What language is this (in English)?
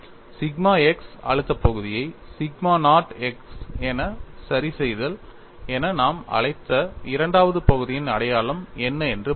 Tamil